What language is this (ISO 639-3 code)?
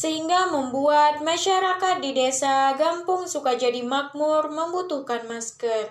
ind